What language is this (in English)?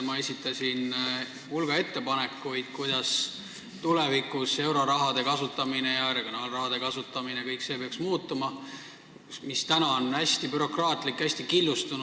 Estonian